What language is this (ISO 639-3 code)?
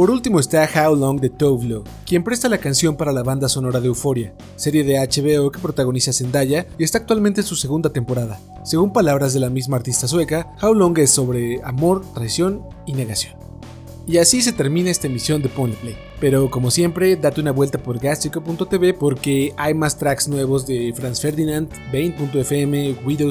spa